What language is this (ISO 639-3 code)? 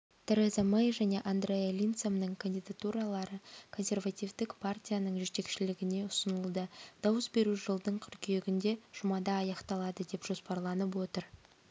kaz